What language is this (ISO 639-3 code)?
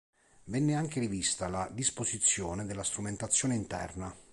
ita